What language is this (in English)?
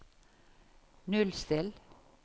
Norwegian